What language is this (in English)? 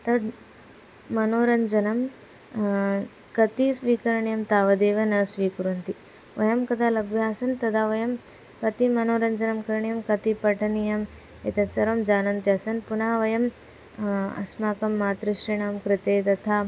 Sanskrit